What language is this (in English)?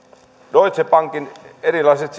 Finnish